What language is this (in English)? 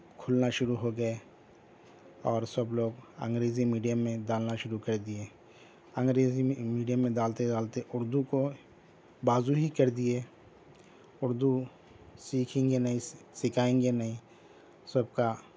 Urdu